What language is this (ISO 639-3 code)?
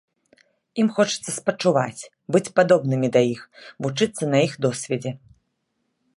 bel